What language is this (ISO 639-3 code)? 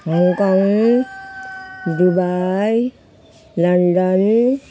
nep